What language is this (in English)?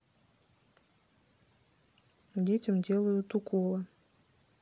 Russian